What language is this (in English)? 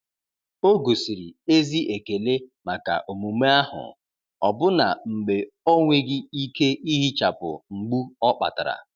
Igbo